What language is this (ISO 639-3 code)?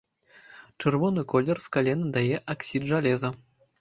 bel